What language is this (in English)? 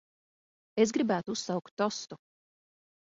Latvian